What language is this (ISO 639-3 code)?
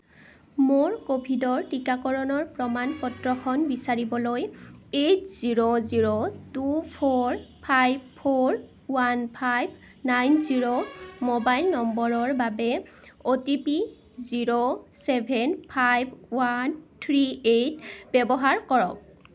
asm